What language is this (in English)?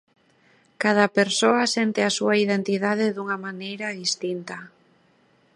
Galician